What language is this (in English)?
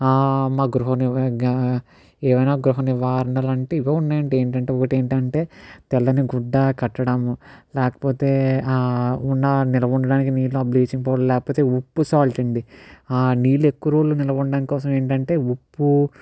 Telugu